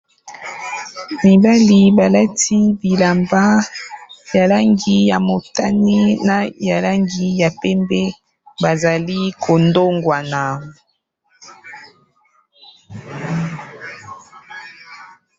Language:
Lingala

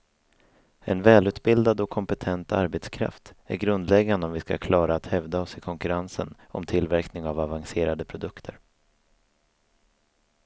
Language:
Swedish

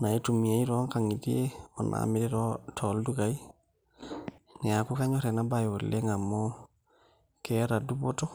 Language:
Masai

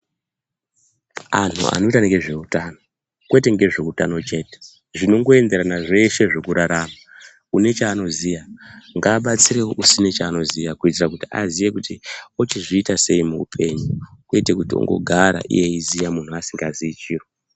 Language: Ndau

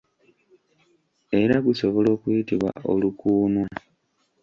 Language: Ganda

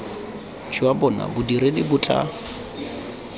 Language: Tswana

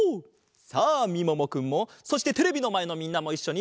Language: Japanese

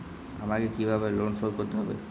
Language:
Bangla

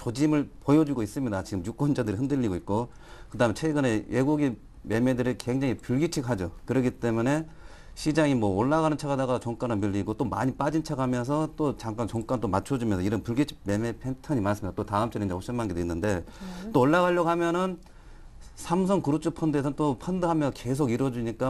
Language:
Korean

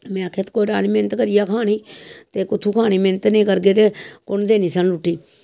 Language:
Dogri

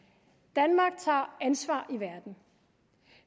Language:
Danish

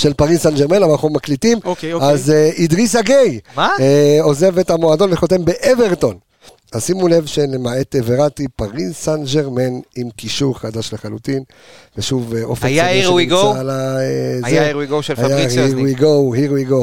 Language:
Hebrew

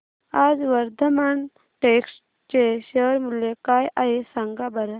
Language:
Marathi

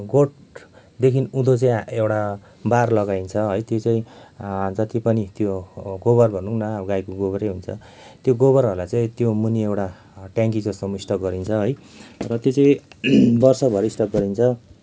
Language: Nepali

